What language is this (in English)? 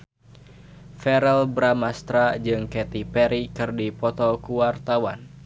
Sundanese